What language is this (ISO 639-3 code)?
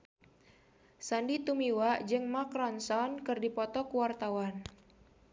sun